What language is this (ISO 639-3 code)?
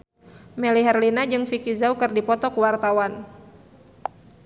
sun